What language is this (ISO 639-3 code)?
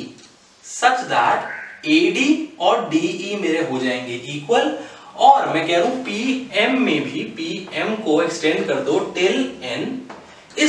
hin